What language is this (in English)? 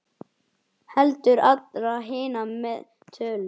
Icelandic